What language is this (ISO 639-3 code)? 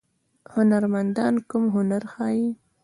pus